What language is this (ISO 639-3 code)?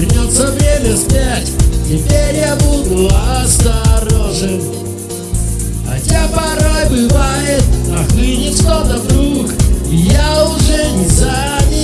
rus